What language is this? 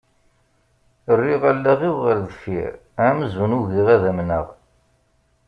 Kabyle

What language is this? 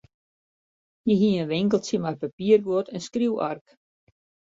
Western Frisian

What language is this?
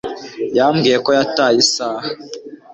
Kinyarwanda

